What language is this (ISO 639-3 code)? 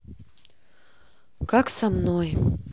rus